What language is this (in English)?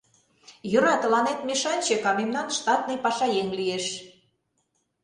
Mari